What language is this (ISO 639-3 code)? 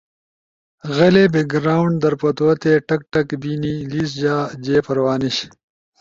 ush